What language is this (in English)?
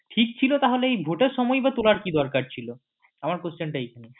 Bangla